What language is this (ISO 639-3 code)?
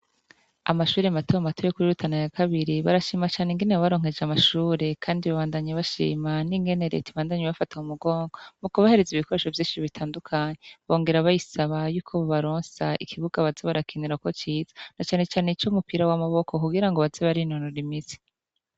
run